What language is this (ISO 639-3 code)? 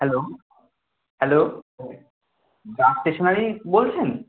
ben